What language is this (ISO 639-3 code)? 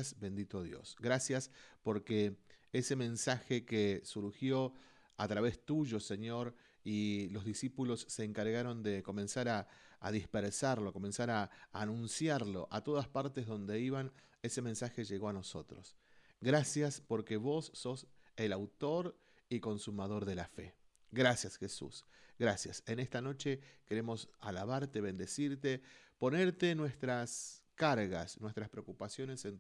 spa